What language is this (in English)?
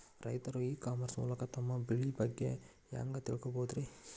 Kannada